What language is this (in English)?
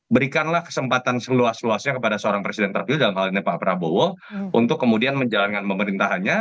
Indonesian